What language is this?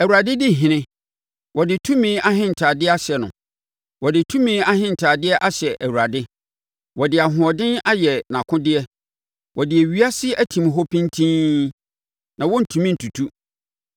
Akan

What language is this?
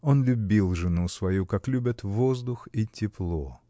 Russian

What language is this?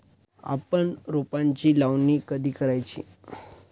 Marathi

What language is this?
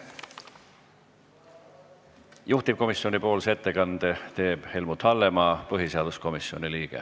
Estonian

